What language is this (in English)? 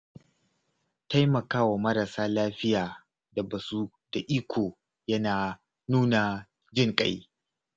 Hausa